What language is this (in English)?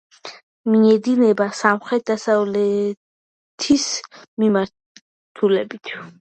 Georgian